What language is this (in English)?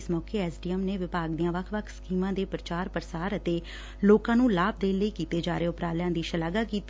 Punjabi